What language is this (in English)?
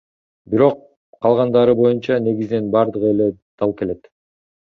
Kyrgyz